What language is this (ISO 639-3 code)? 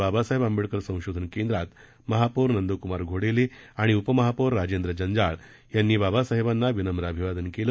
mar